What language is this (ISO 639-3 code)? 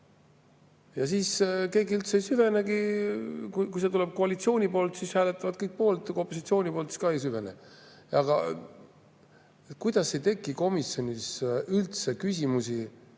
est